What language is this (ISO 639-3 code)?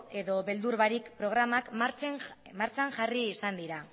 eus